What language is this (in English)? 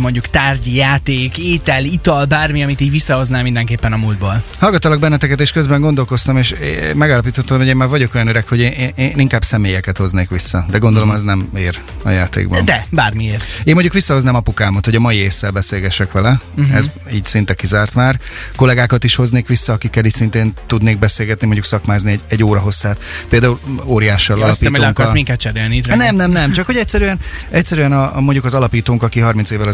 Hungarian